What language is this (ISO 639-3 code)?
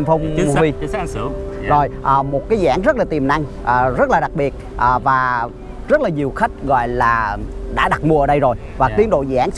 vie